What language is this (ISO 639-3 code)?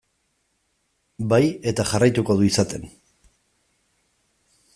eus